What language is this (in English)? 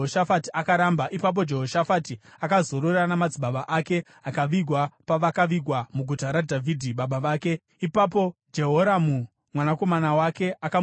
Shona